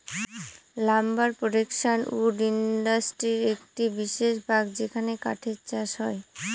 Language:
Bangla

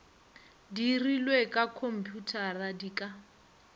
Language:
Northern Sotho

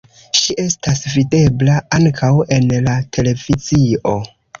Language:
Esperanto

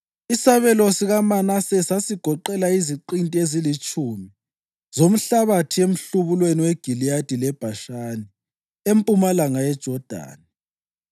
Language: North Ndebele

